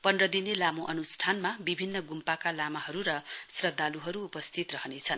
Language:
Nepali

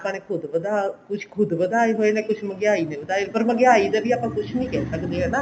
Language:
Punjabi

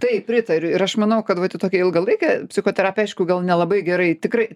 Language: Lithuanian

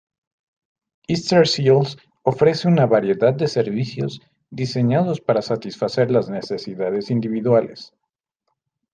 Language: Spanish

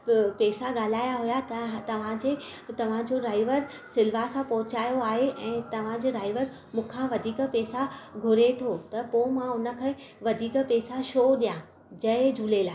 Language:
Sindhi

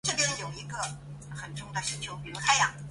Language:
Chinese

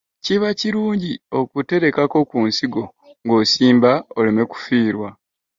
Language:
Ganda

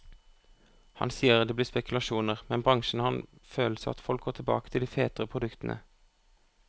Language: Norwegian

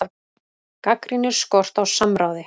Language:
Icelandic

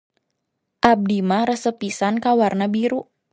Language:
Sundanese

